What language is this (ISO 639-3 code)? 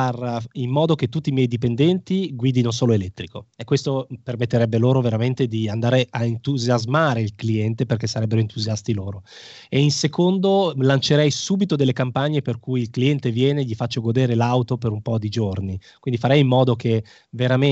ita